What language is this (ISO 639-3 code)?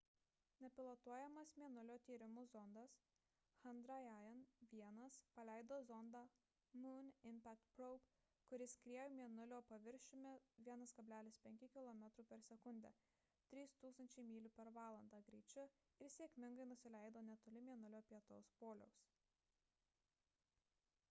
lit